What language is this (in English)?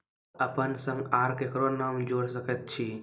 Maithili